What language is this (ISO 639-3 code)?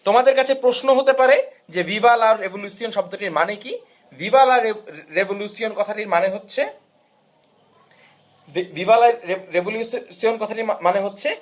ben